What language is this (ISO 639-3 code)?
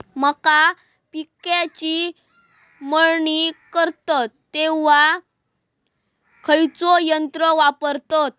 mar